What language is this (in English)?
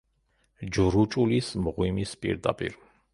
Georgian